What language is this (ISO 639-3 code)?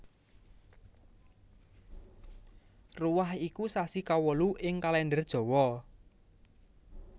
jav